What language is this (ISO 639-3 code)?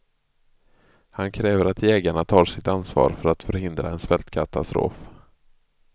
swe